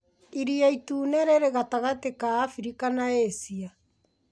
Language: Kikuyu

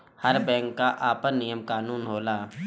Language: Bhojpuri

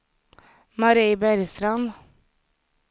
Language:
Swedish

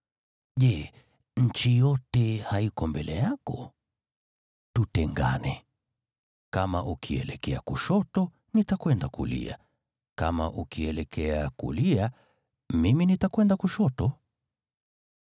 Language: Swahili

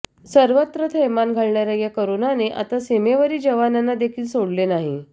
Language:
Marathi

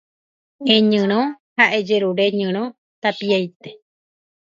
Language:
Guarani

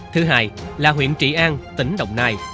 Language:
Vietnamese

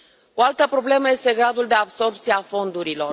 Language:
Romanian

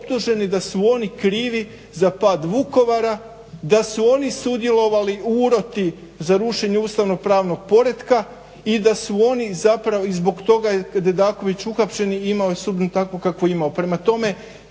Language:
Croatian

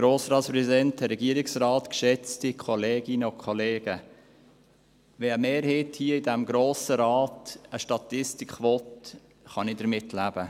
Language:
Swiss German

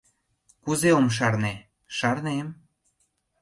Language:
Mari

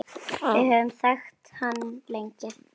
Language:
Icelandic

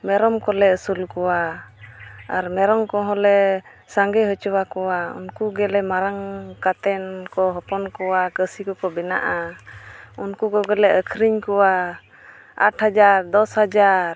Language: Santali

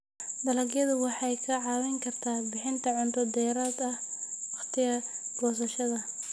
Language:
Somali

